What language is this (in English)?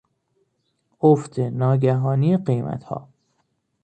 Persian